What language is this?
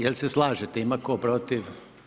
Croatian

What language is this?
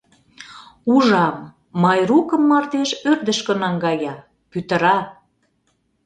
Mari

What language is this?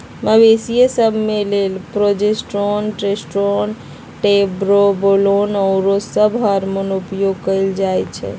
Magahi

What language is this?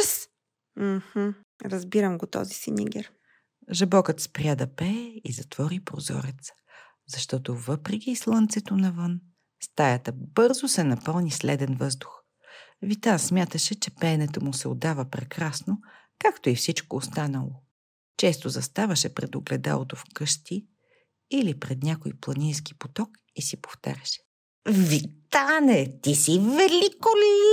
Bulgarian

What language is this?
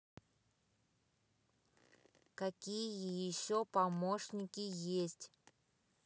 Russian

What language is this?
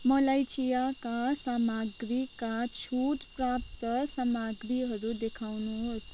Nepali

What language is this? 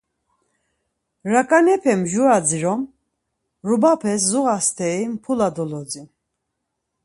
Laz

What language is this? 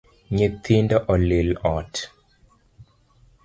Luo (Kenya and Tanzania)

